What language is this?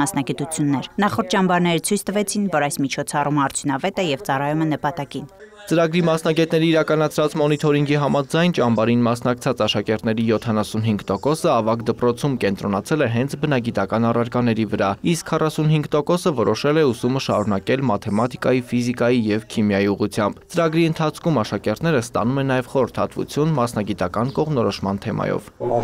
Romanian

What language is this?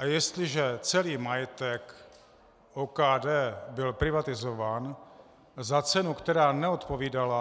Czech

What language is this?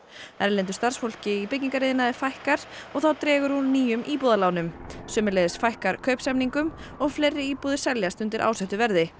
Icelandic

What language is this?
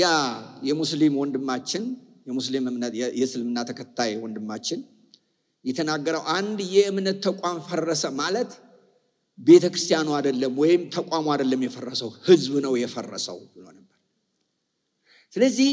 Indonesian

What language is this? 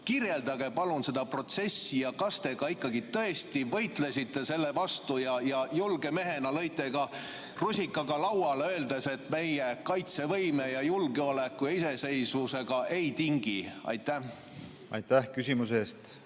Estonian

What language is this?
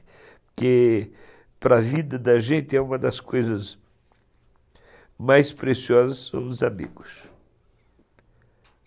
Portuguese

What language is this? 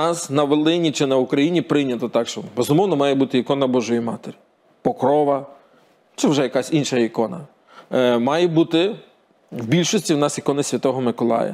Ukrainian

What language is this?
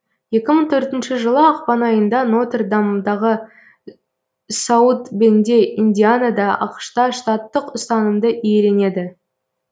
Kazakh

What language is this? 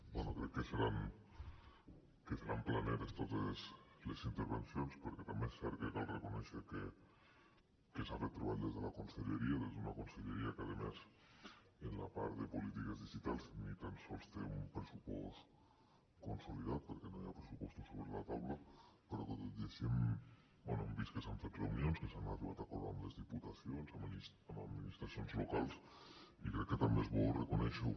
Catalan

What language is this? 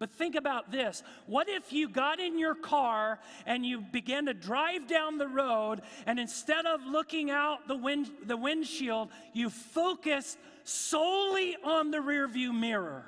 English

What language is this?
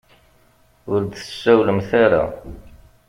Kabyle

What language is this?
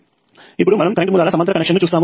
Telugu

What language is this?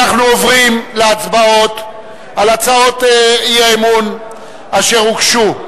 Hebrew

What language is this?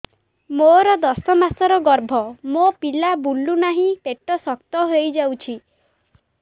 Odia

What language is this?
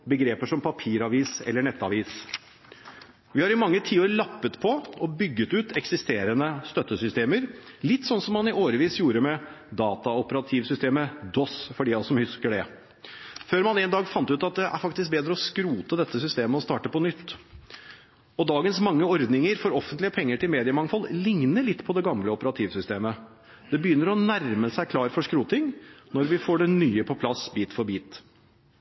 Norwegian Bokmål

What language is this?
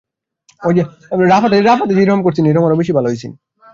Bangla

